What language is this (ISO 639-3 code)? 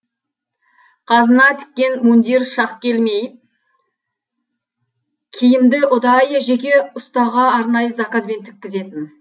kaz